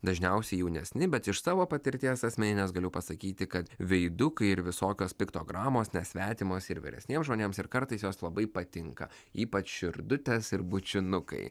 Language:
Lithuanian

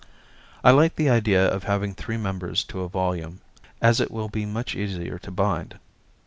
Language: English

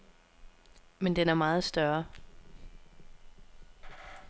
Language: Danish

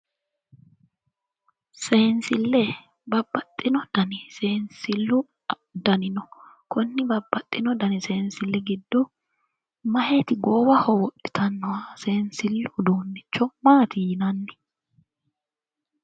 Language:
Sidamo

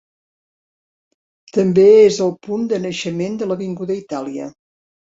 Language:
Catalan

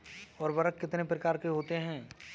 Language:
Hindi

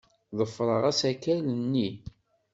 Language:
Kabyle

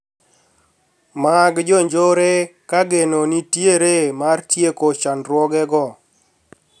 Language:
Luo (Kenya and Tanzania)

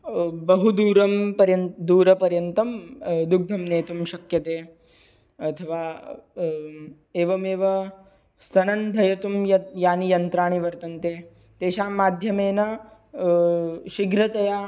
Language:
Sanskrit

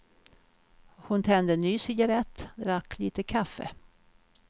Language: Swedish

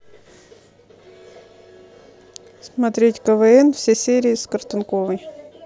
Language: Russian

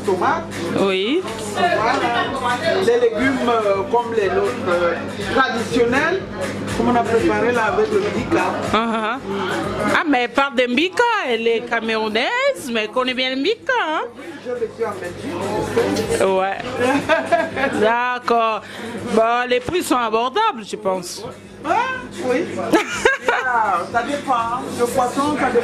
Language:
French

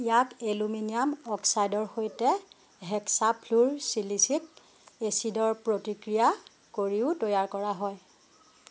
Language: Assamese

